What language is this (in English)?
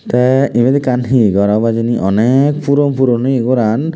Chakma